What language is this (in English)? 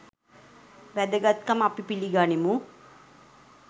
Sinhala